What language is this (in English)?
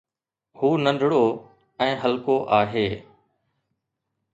Sindhi